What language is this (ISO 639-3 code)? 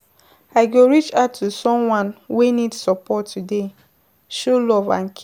pcm